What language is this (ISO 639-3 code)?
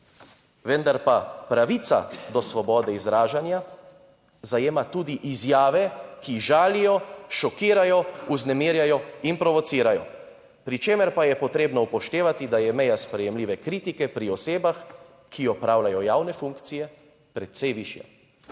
slv